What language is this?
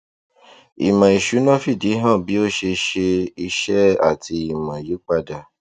Yoruba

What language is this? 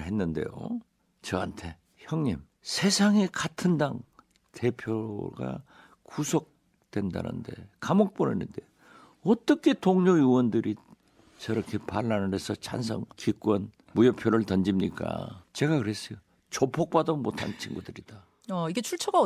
Korean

